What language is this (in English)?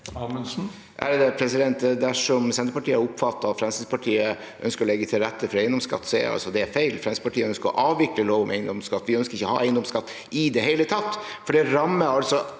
Norwegian